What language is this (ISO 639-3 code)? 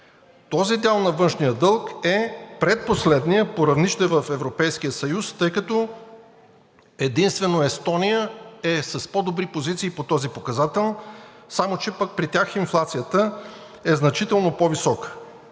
bul